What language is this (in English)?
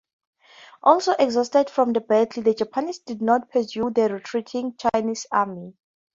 English